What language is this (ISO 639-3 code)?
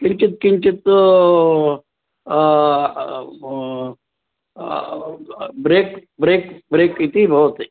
san